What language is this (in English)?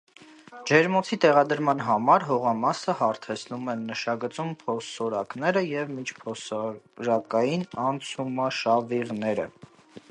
Armenian